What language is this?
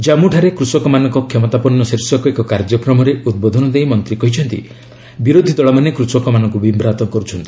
Odia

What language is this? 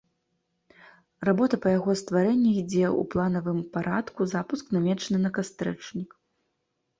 Belarusian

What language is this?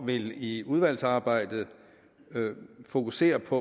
Danish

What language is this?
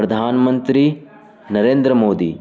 Urdu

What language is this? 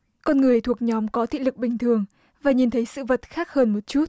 Vietnamese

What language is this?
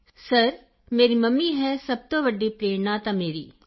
Punjabi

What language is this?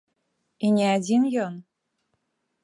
Belarusian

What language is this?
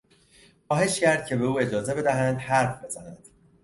Persian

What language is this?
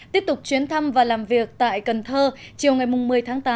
Vietnamese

